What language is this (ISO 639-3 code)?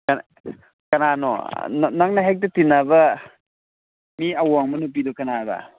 mni